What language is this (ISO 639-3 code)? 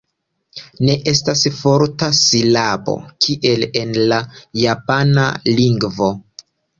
epo